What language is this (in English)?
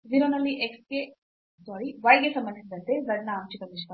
Kannada